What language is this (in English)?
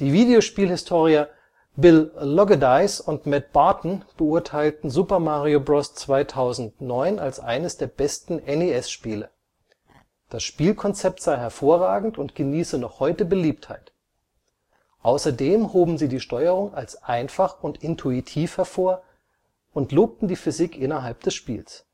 German